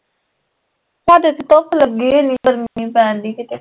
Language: Punjabi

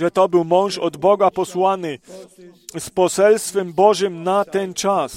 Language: Polish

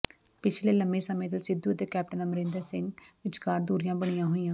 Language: Punjabi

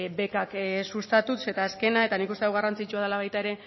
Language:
Basque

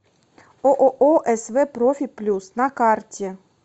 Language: Russian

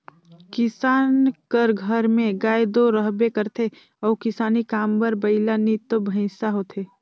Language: Chhattisgarhi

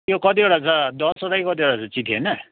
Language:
Nepali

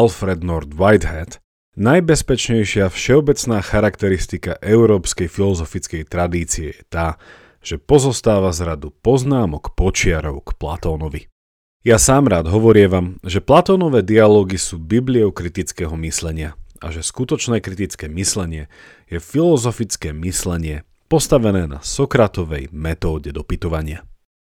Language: Slovak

